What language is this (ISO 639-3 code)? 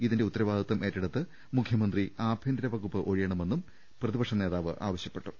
mal